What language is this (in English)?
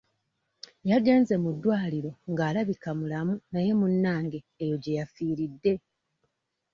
Ganda